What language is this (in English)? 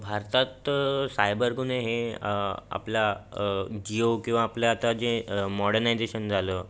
Marathi